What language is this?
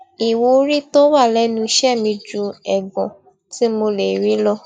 Yoruba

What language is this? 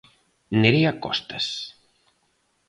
Galician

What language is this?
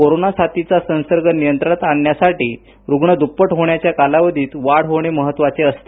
Marathi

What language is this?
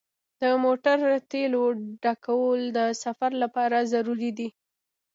Pashto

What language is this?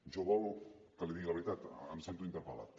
Catalan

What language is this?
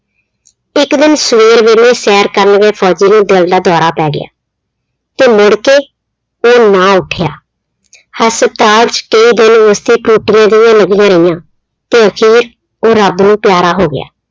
Punjabi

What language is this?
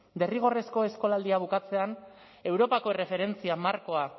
Basque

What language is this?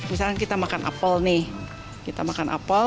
Indonesian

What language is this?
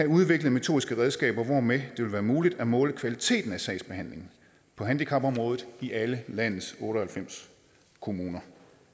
Danish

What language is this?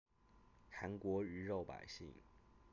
Chinese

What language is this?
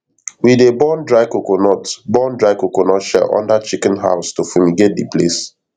Nigerian Pidgin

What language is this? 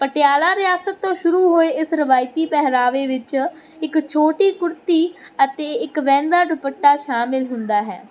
Punjabi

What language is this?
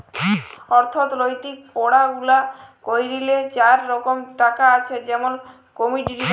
Bangla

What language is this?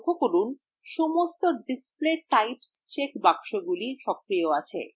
Bangla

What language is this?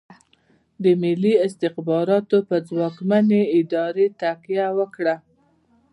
Pashto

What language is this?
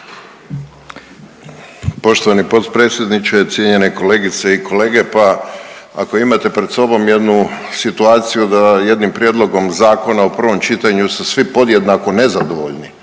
Croatian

